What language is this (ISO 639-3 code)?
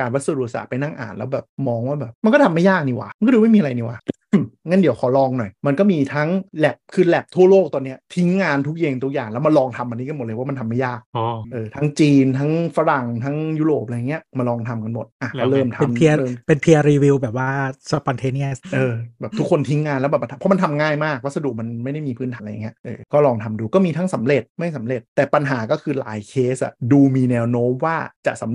tha